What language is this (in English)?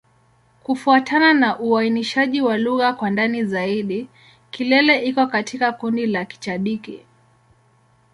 Swahili